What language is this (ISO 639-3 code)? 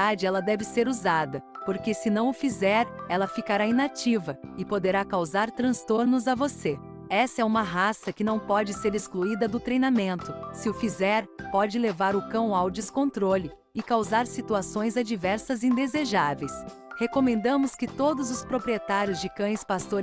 por